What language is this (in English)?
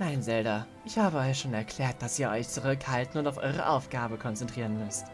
German